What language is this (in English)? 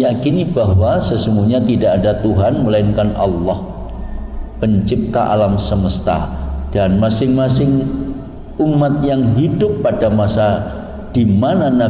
Indonesian